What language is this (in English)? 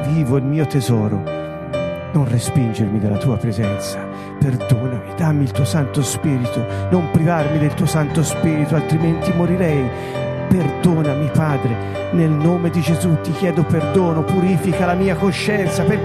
Italian